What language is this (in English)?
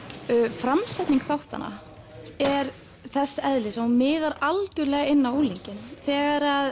Icelandic